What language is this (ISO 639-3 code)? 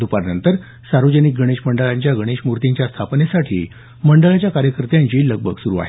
mar